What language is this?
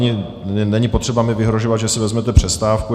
Czech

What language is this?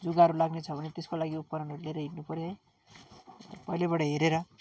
Nepali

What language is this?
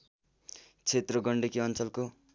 Nepali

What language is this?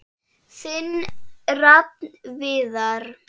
Icelandic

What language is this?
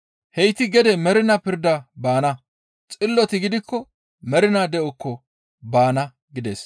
Gamo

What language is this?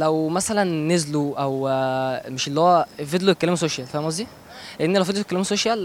Arabic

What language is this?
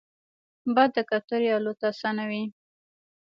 Pashto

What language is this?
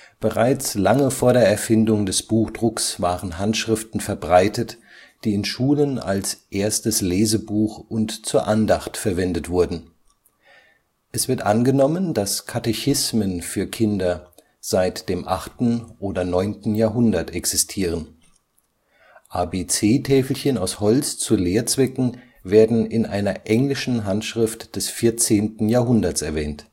German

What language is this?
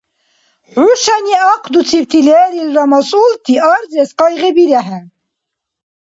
Dargwa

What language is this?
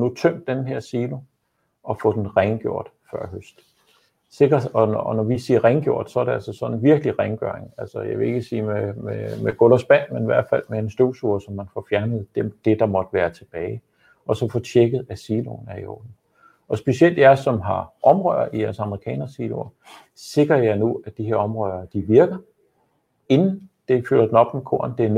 Danish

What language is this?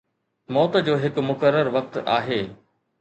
Sindhi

